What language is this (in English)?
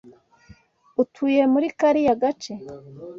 Kinyarwanda